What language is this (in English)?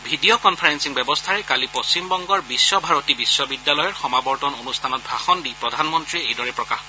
Assamese